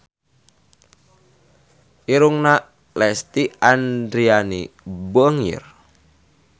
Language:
Sundanese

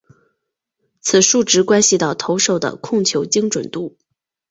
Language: Chinese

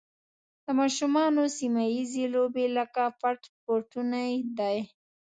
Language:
Pashto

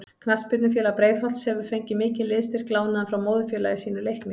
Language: Icelandic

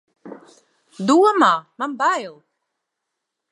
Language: Latvian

